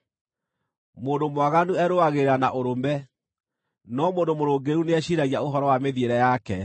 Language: Kikuyu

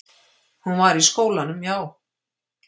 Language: Icelandic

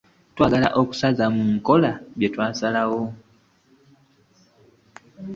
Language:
Ganda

